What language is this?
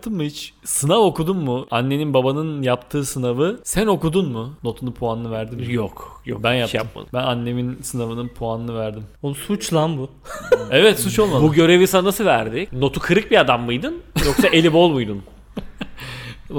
Turkish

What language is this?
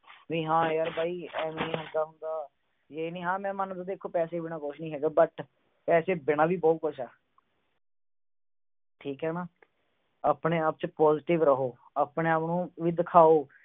Punjabi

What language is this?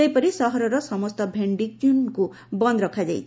Odia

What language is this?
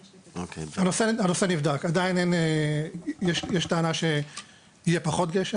Hebrew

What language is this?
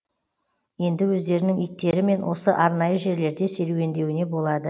Kazakh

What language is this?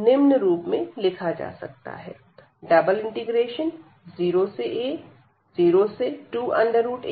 Hindi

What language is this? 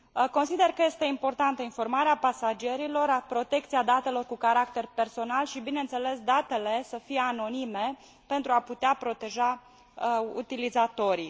Romanian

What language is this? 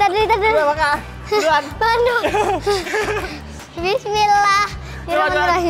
Indonesian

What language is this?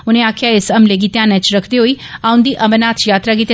Dogri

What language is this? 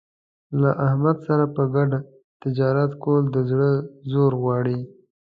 Pashto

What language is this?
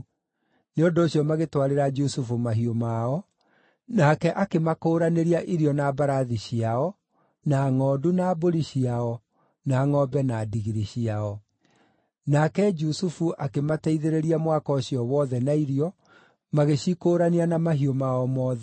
Kikuyu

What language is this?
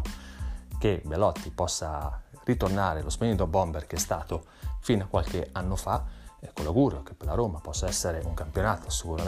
Italian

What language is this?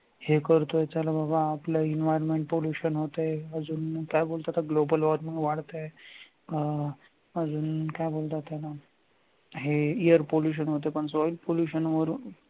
Marathi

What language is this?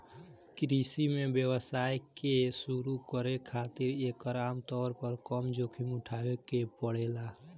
Bhojpuri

